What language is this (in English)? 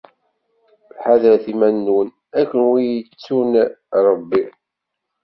Kabyle